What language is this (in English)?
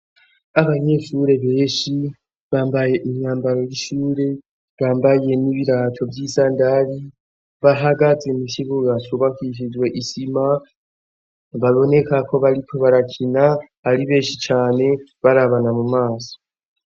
Rundi